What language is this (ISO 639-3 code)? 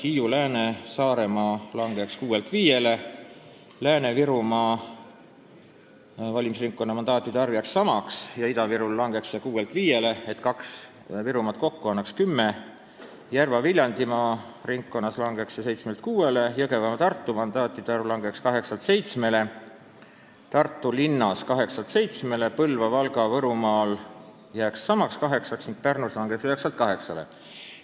est